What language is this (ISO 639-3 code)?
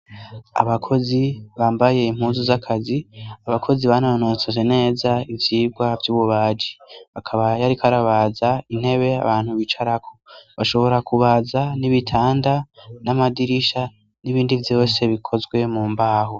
run